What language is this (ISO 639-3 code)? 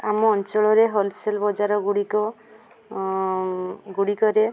ori